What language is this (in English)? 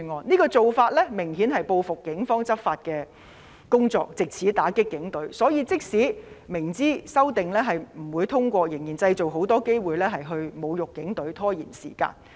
Cantonese